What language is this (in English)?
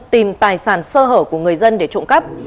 Vietnamese